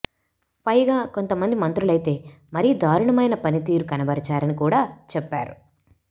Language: Telugu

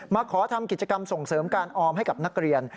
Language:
Thai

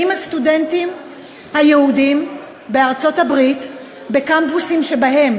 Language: Hebrew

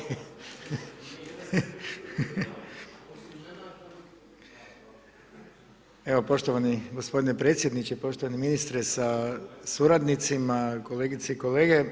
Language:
Croatian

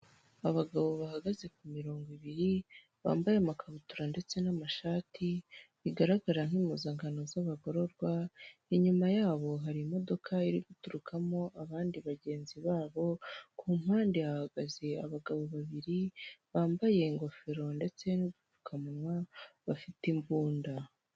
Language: Kinyarwanda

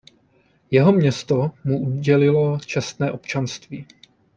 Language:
Czech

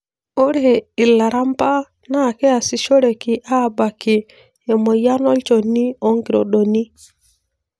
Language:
Masai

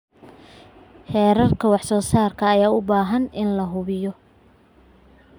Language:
Somali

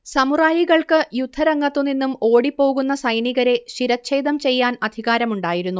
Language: Malayalam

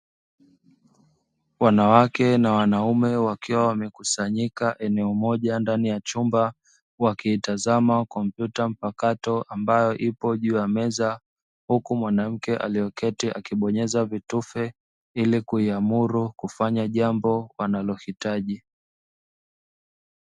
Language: Swahili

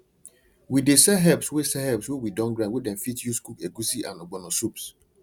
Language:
Nigerian Pidgin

